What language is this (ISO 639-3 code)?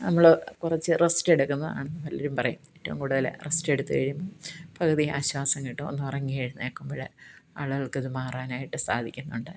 mal